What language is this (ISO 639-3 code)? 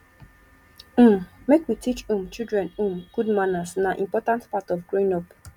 pcm